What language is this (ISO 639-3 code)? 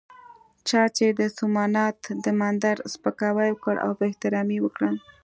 pus